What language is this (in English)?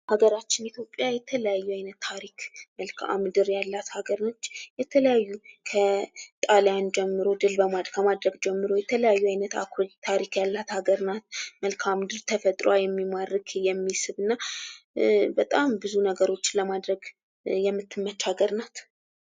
Amharic